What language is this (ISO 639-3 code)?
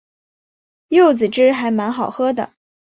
zho